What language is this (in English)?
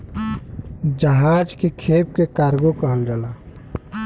Bhojpuri